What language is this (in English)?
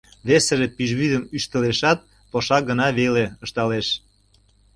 Mari